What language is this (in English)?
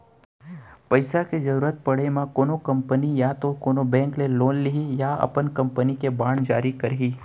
Chhattisgarhi